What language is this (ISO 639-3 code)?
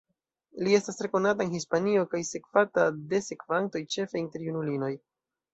epo